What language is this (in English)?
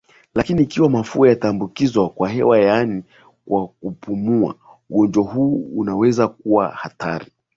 Swahili